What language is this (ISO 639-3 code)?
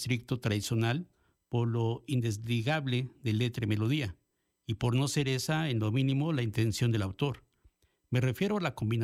spa